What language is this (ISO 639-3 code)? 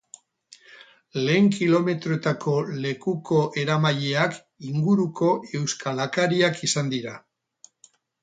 eus